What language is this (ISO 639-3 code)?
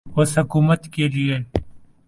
urd